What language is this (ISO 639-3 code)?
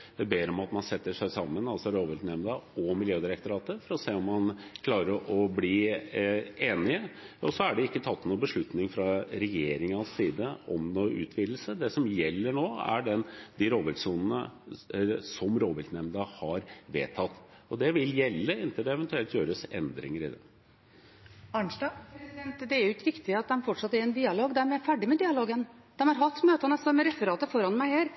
nor